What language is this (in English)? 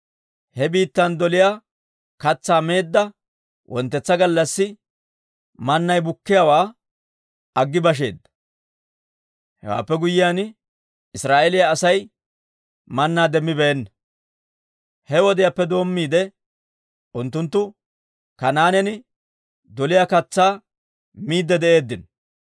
Dawro